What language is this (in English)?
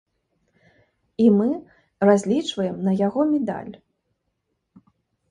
Belarusian